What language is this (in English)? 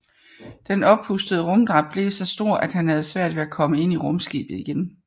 Danish